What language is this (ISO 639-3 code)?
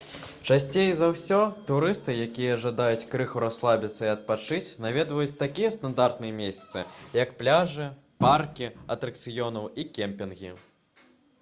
bel